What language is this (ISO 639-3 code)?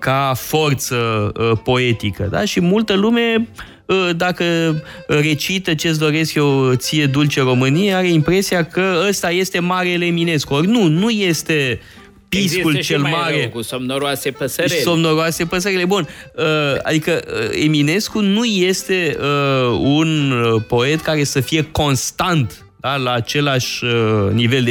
ron